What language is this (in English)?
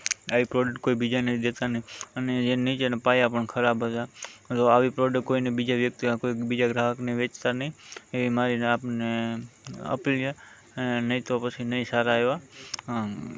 Gujarati